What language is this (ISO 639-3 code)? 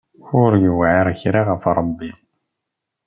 kab